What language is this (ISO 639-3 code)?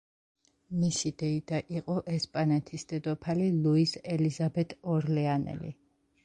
kat